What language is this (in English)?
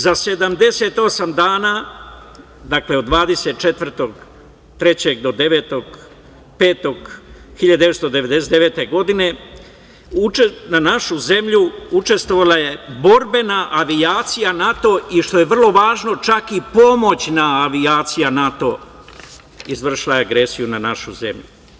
Serbian